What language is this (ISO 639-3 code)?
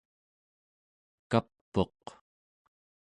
esu